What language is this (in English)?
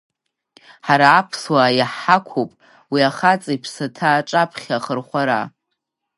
Abkhazian